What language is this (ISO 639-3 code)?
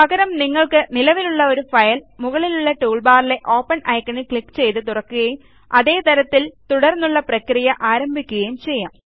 mal